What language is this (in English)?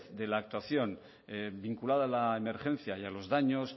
Spanish